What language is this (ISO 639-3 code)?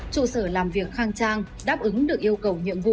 vie